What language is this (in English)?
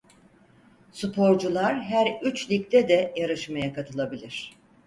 Turkish